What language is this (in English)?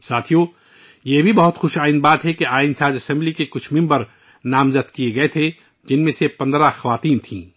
Urdu